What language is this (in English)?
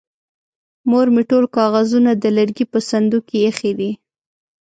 Pashto